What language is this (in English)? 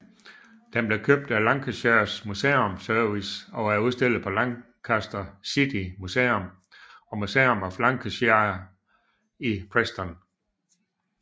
Danish